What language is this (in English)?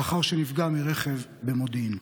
Hebrew